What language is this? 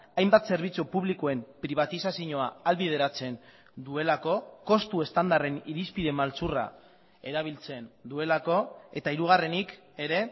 Basque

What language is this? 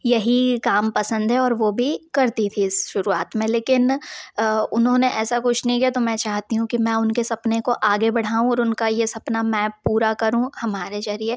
Hindi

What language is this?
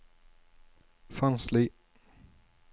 Norwegian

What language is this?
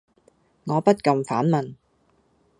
Cantonese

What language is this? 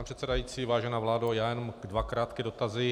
Czech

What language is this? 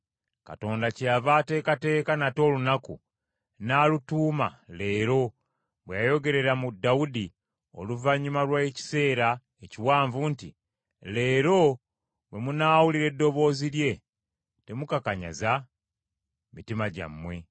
Ganda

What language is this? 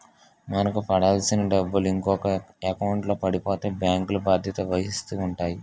Telugu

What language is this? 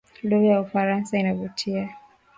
Swahili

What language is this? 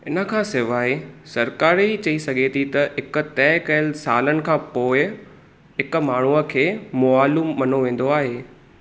Sindhi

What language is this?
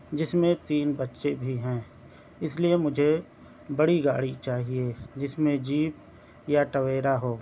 Urdu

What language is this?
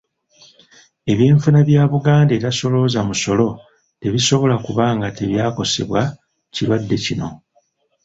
Ganda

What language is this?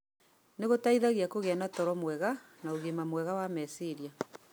Kikuyu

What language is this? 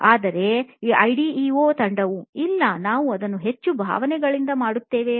Kannada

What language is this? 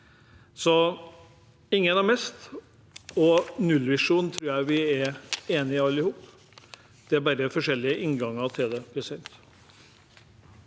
Norwegian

